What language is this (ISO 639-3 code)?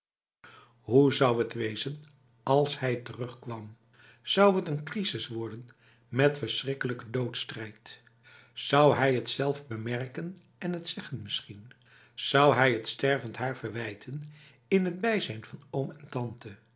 nld